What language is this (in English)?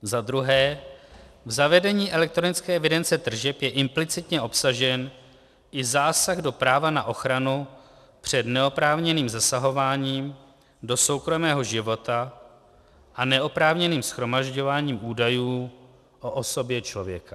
Czech